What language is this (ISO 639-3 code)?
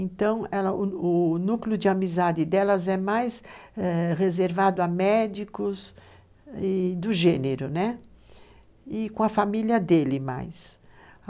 por